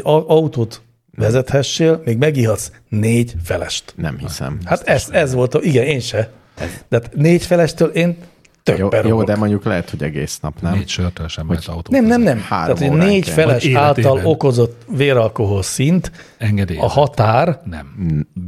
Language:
Hungarian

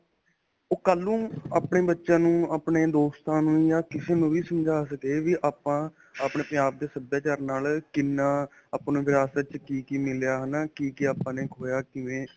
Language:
Punjabi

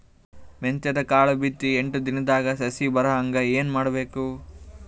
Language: Kannada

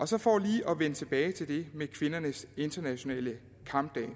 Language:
Danish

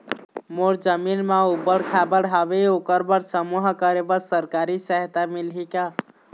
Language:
Chhattisgarhi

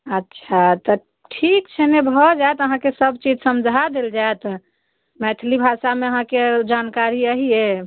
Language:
Maithili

